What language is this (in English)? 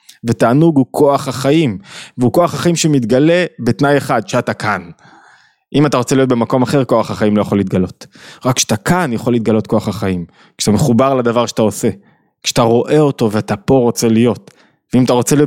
Hebrew